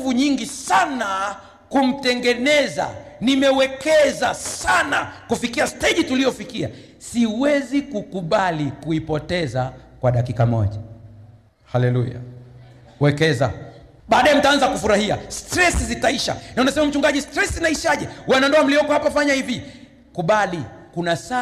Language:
Swahili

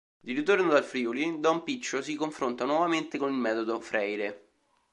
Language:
Italian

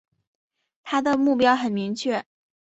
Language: Chinese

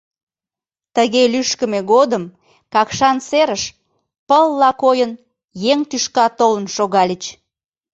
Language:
Mari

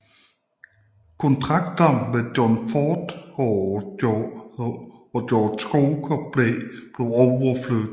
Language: Danish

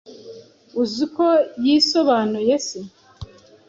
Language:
Kinyarwanda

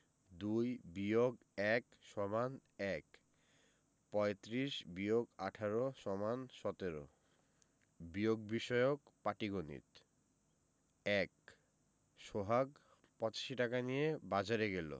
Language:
Bangla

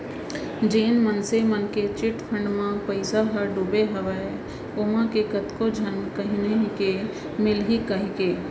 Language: Chhattisgarhi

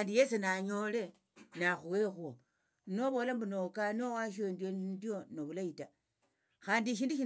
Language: Tsotso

